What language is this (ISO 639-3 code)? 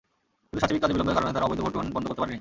ben